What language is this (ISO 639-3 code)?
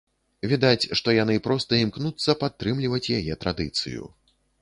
bel